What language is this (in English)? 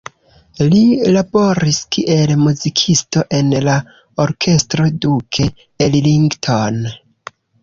Esperanto